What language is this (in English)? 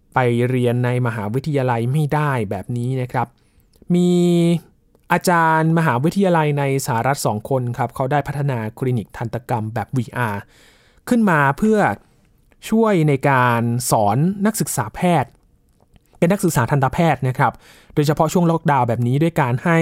Thai